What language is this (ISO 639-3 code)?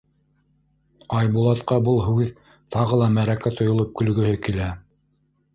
bak